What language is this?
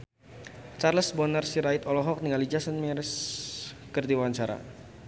Sundanese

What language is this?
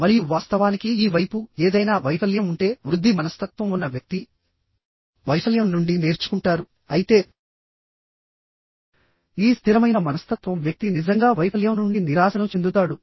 Telugu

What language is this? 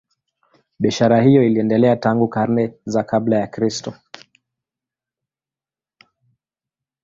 Swahili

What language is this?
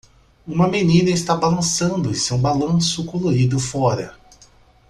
Portuguese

